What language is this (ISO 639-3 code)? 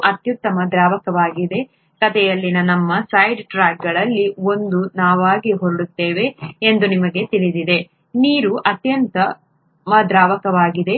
kan